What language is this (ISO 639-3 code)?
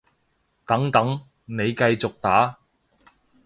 yue